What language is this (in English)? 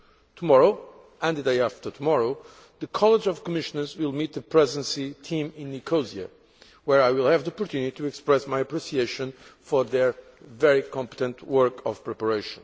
English